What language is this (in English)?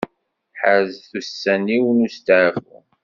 Kabyle